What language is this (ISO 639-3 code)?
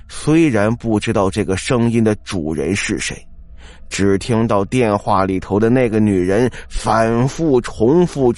zho